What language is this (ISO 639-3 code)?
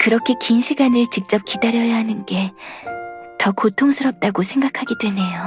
kor